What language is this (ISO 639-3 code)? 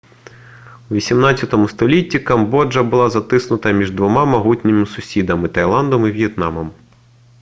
ukr